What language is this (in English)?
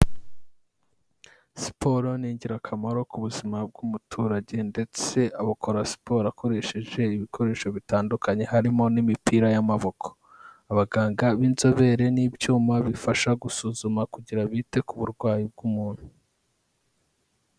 Kinyarwanda